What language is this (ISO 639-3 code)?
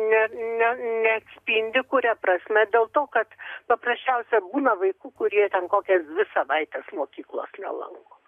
lit